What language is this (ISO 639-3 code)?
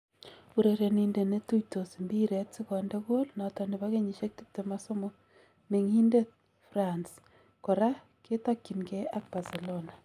kln